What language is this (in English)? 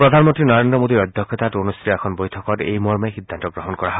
Assamese